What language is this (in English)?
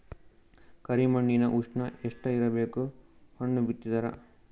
Kannada